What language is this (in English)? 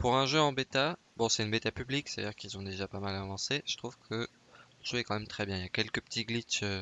French